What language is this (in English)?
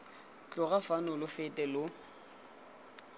Tswana